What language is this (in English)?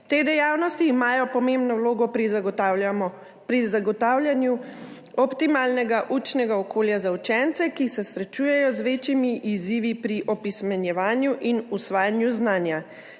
Slovenian